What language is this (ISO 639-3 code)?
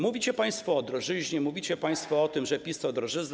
pol